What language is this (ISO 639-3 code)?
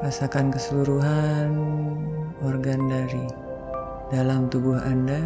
ind